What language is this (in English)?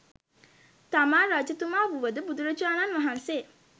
Sinhala